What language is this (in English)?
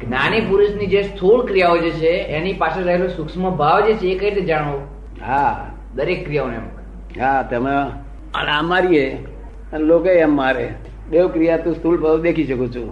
Gujarati